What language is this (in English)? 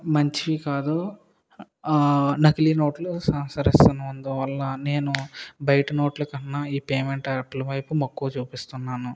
Telugu